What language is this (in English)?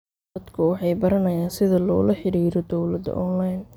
Somali